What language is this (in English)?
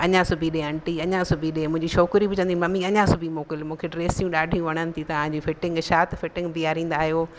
Sindhi